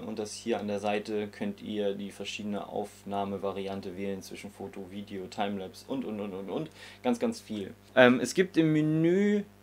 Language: German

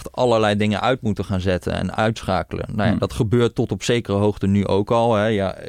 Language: Dutch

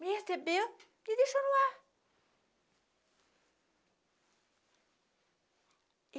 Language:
Portuguese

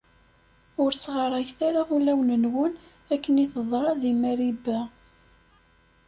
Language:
Kabyle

